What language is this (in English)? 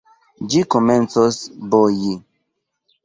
Esperanto